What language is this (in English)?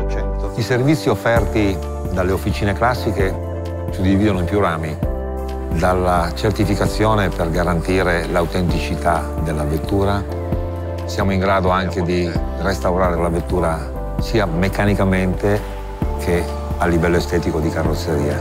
Italian